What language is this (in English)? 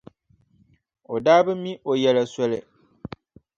Dagbani